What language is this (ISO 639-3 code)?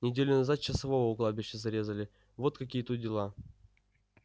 rus